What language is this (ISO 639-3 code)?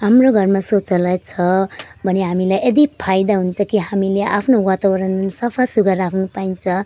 nep